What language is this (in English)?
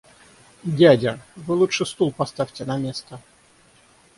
Russian